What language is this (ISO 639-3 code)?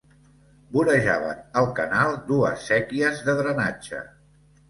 cat